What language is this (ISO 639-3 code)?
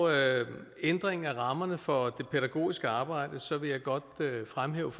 dan